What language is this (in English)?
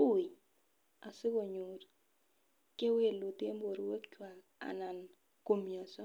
Kalenjin